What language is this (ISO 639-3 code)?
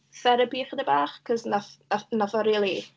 cym